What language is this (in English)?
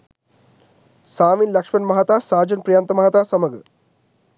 Sinhala